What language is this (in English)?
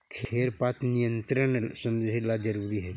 Magahi